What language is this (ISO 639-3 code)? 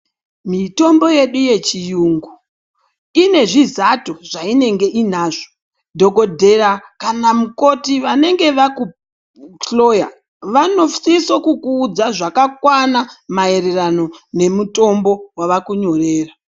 ndc